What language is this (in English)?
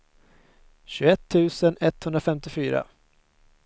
Swedish